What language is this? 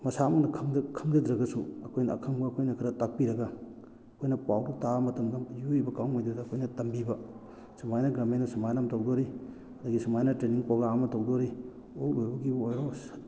Manipuri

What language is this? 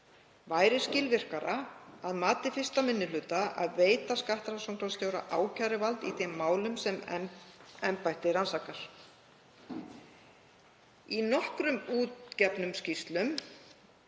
Icelandic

